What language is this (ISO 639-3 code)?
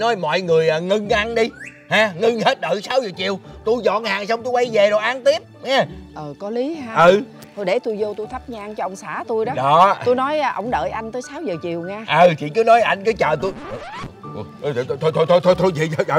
vie